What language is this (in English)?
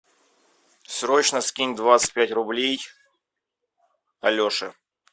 Russian